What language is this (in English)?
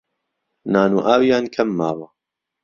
Central Kurdish